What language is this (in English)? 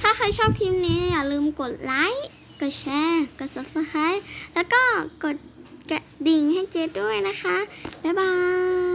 Thai